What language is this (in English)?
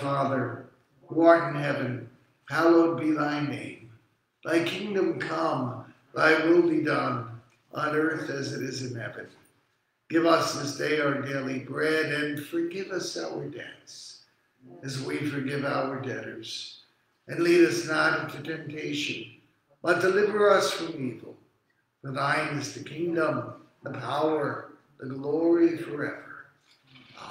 English